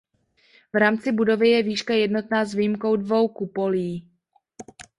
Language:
Czech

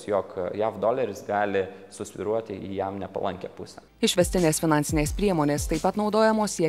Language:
Lithuanian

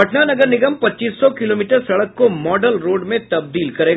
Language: Hindi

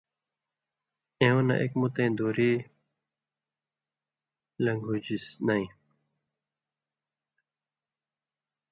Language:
Indus Kohistani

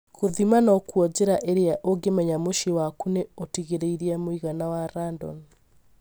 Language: Kikuyu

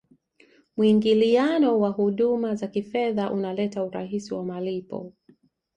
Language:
Swahili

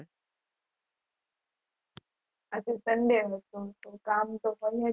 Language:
Gujarati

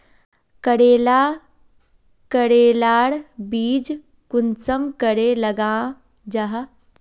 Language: Magahi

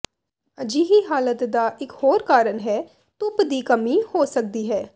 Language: Punjabi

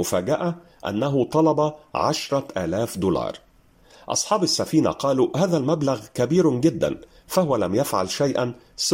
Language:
Arabic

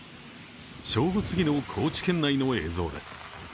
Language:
Japanese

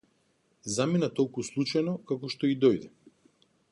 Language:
Macedonian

